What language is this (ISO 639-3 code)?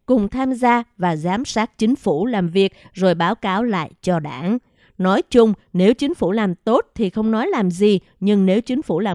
vie